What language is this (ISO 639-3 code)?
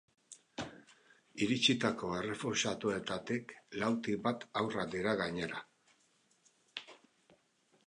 eus